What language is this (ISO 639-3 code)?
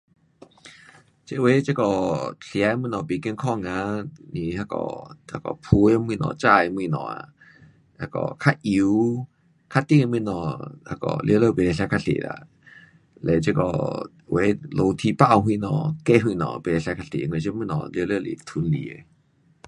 cpx